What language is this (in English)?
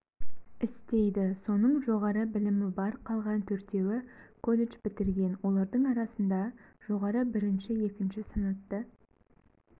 Kazakh